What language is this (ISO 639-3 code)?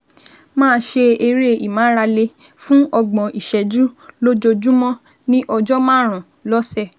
yor